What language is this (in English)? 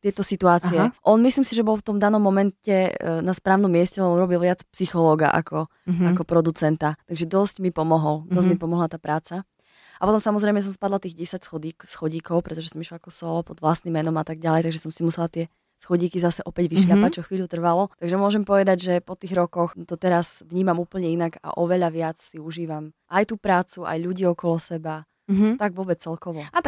Slovak